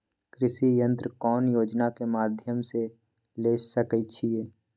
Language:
Magahi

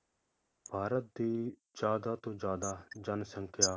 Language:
Punjabi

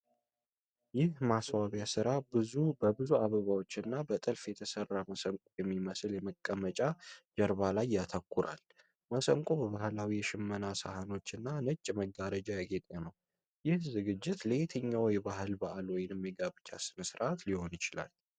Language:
Amharic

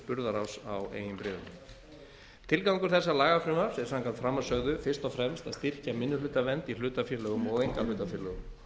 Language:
Icelandic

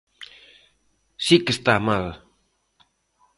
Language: Galician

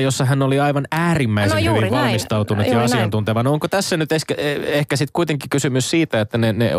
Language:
Finnish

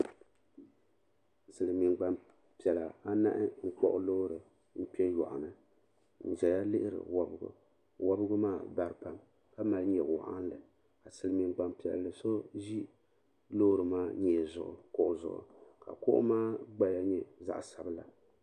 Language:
Dagbani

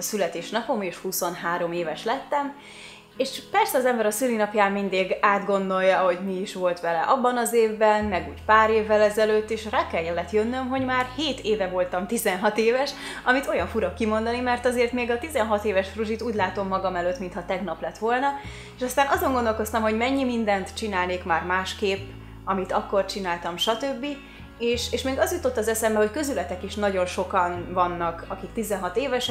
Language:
Hungarian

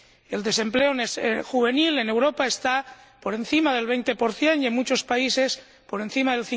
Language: Spanish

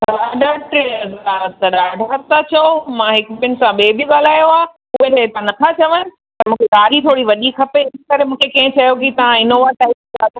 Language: Sindhi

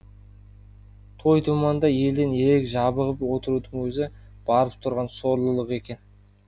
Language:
Kazakh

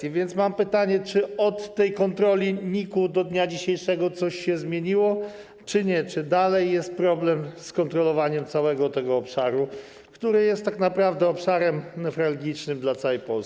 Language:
Polish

